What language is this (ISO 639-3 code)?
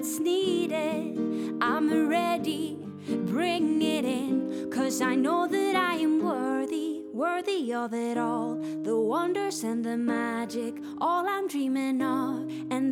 swe